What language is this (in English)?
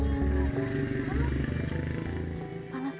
Indonesian